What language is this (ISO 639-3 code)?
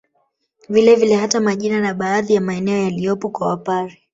swa